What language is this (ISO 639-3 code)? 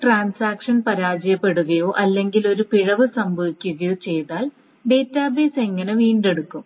mal